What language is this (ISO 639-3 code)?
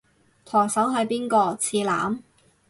yue